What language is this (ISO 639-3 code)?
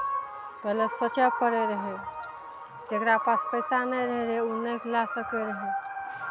mai